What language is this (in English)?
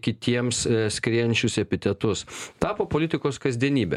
Lithuanian